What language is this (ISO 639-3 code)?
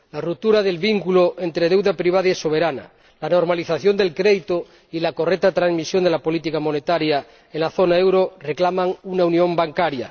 spa